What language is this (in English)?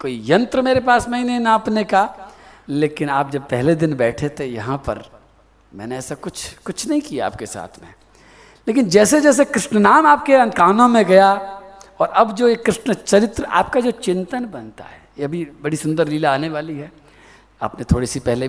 Hindi